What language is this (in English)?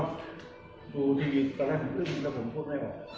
Thai